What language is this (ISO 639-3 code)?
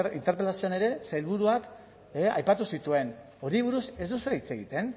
eus